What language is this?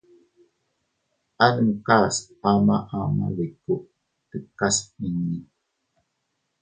Teutila Cuicatec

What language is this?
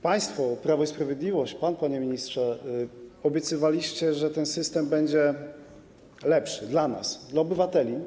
Polish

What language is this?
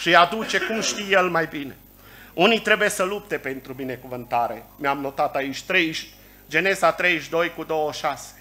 Romanian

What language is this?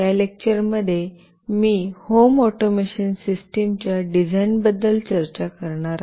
Marathi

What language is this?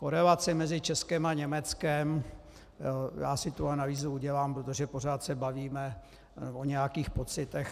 Czech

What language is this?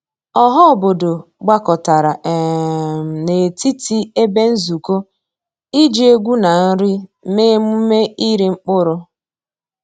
Igbo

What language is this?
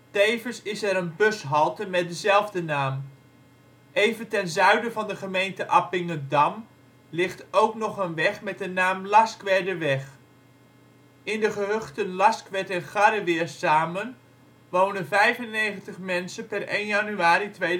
Dutch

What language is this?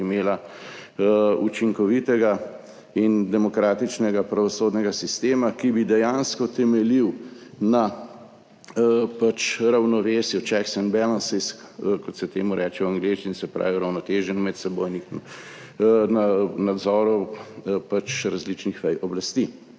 Slovenian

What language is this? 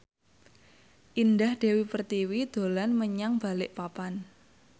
Javanese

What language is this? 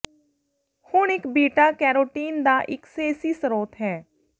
Punjabi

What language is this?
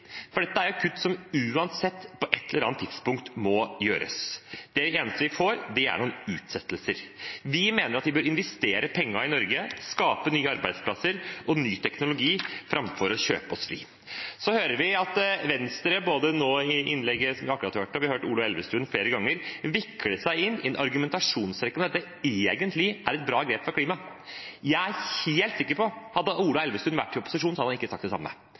Norwegian Bokmål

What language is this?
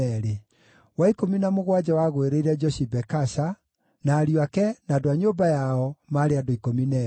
Kikuyu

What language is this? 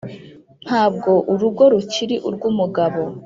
Kinyarwanda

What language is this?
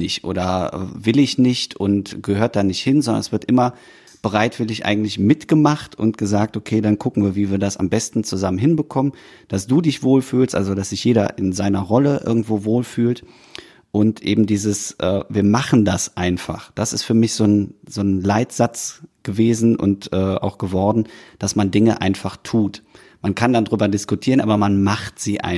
German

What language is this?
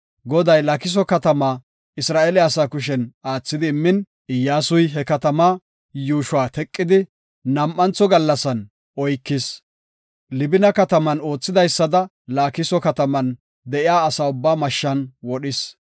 Gofa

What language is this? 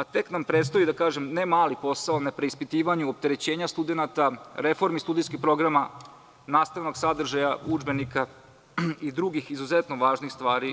Serbian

